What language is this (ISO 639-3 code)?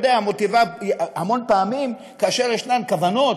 heb